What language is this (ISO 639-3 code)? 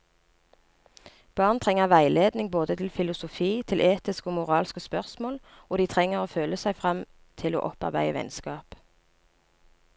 nor